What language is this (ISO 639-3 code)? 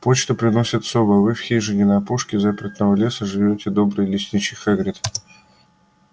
rus